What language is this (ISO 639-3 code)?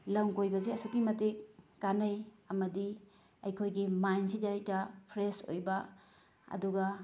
mni